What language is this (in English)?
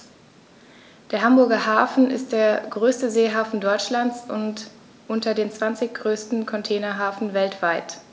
German